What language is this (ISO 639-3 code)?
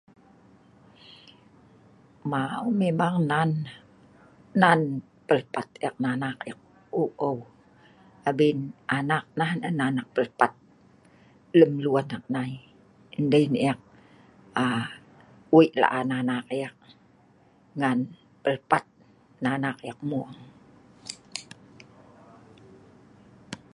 snv